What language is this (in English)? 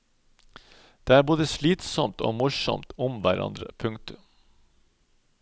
Norwegian